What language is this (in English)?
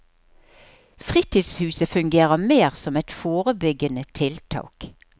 Norwegian